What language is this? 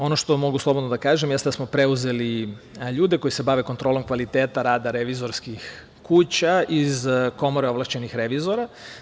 Serbian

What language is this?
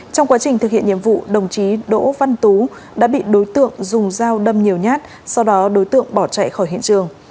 Vietnamese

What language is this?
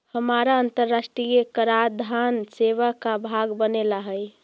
Magahi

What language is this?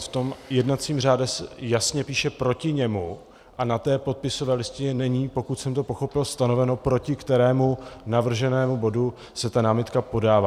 Czech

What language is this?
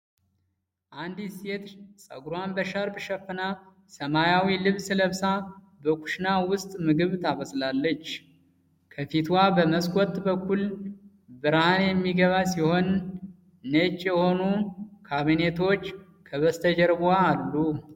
Amharic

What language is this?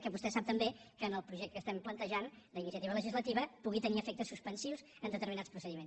Catalan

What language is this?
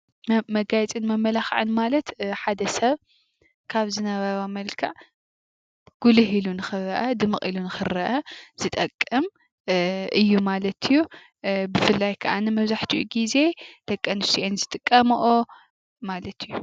Tigrinya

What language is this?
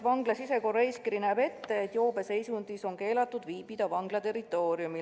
Estonian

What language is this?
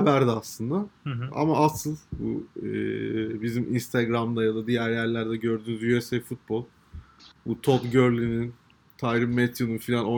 Turkish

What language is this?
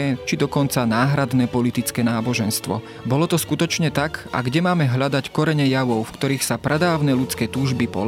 Slovak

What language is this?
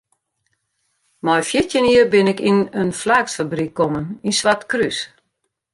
Western Frisian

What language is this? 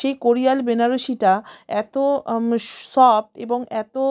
Bangla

